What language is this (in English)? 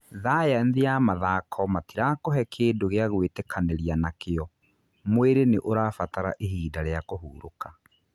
Kikuyu